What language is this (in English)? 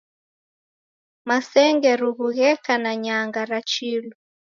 Taita